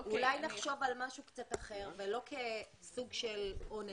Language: Hebrew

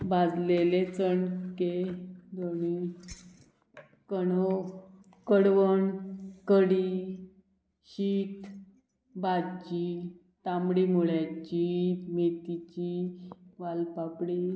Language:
Konkani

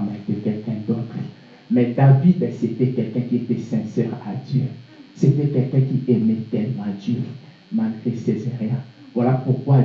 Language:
French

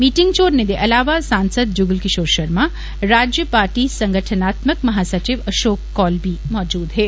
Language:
Dogri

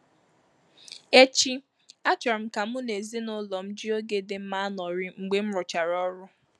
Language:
Igbo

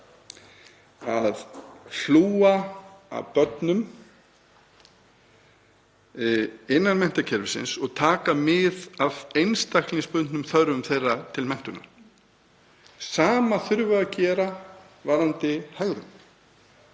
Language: Icelandic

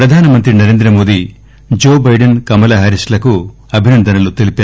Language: Telugu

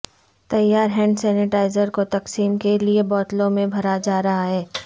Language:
Urdu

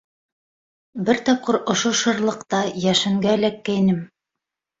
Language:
Bashkir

